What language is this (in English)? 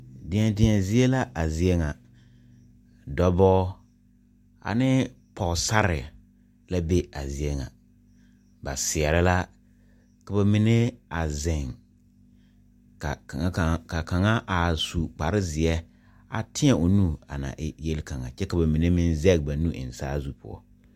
Southern Dagaare